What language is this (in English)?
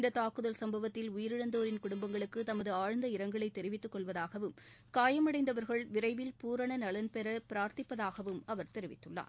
Tamil